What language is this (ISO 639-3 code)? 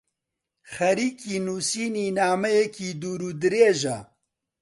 ckb